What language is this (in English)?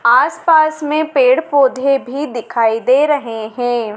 Hindi